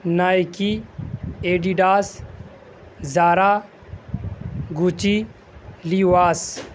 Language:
Urdu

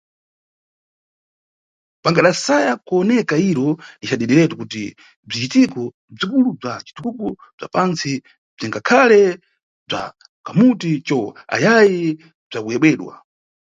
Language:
Nyungwe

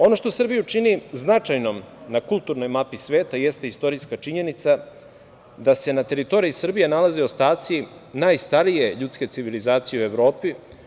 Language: Serbian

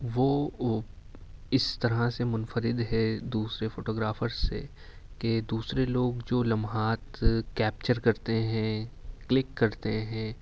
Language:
Urdu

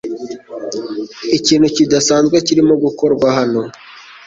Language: Kinyarwanda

